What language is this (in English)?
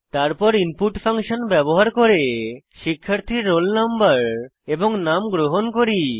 Bangla